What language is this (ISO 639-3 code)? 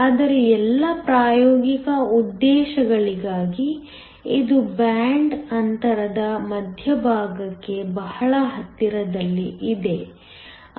kan